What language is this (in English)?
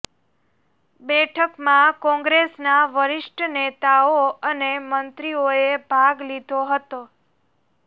Gujarati